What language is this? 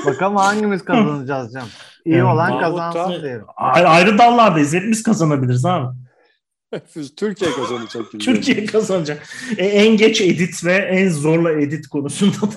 Turkish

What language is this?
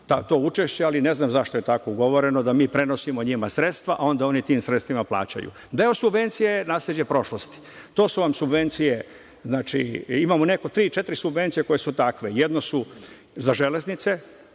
Serbian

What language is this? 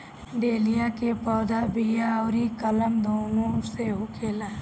Bhojpuri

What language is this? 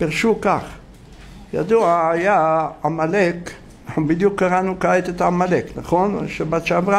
Hebrew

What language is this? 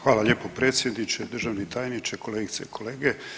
Croatian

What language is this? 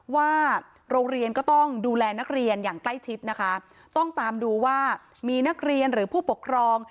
Thai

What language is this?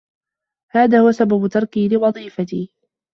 Arabic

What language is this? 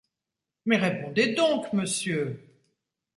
French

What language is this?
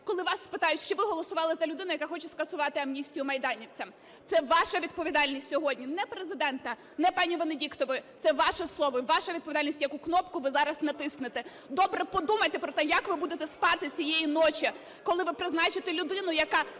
Ukrainian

